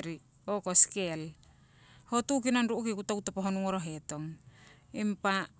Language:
Siwai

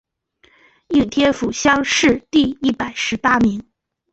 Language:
Chinese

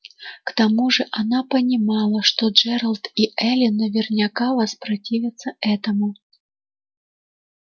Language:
Russian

